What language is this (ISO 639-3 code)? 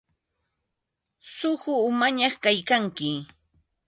qva